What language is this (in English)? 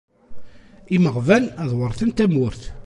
Kabyle